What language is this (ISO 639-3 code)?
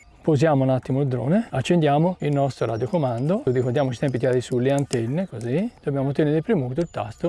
ita